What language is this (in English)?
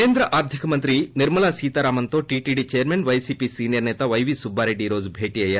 Telugu